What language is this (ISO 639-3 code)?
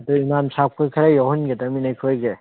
mni